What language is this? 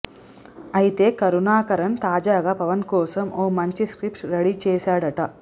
Telugu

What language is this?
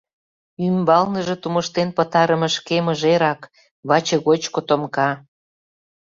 Mari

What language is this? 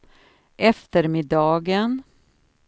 Swedish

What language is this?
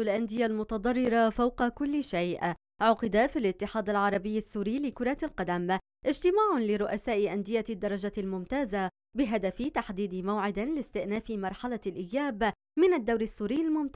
Arabic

